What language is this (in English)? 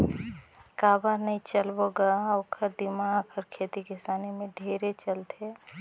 Chhattisgarhi